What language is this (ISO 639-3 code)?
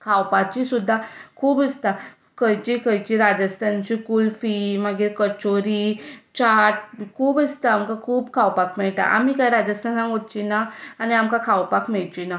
kok